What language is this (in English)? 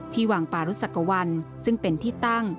Thai